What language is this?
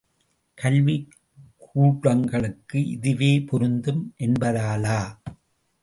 Tamil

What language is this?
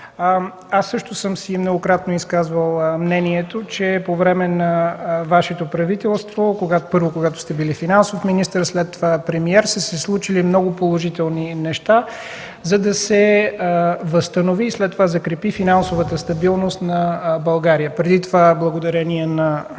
Bulgarian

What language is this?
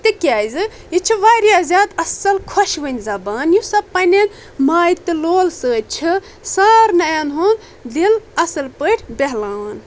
Kashmiri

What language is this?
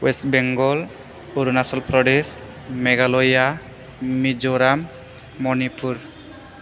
Bodo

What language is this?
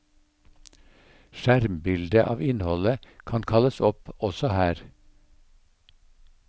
Norwegian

